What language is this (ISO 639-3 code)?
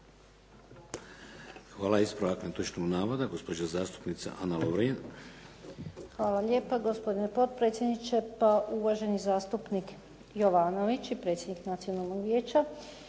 hrv